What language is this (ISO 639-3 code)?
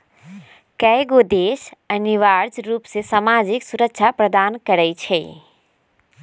mag